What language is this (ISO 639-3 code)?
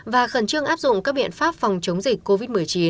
vie